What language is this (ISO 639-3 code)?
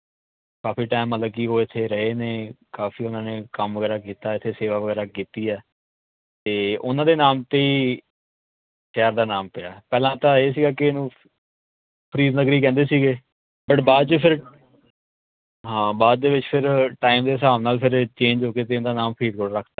pan